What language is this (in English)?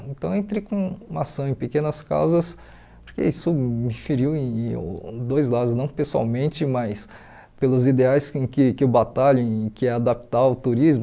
Portuguese